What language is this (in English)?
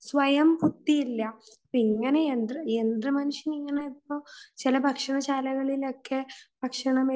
Malayalam